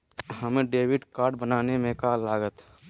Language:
Magahi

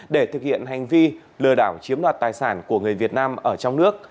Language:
Vietnamese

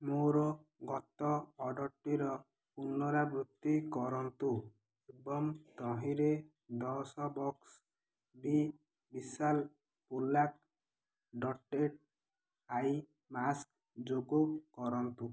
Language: Odia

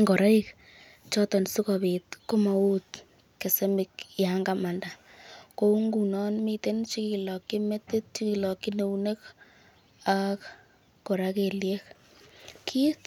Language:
Kalenjin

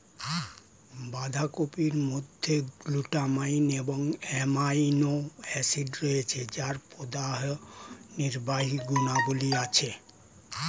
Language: Bangla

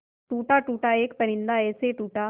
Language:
Hindi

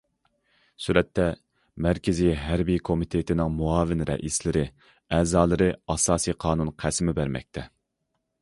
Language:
Uyghur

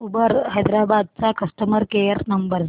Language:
Marathi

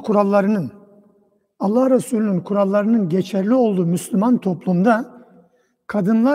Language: Turkish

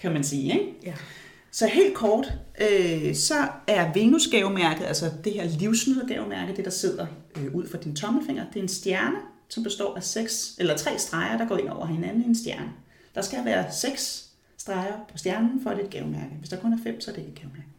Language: Danish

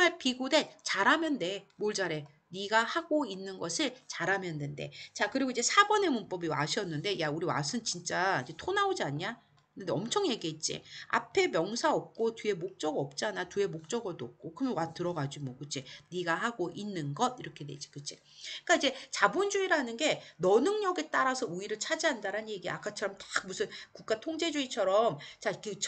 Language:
Korean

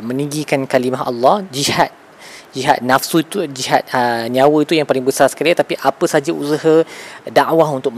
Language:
Malay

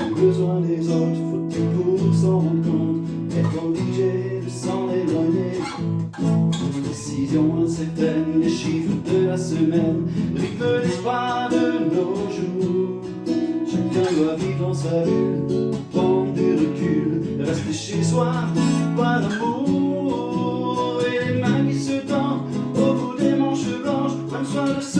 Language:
French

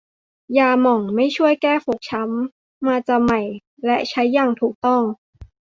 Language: Thai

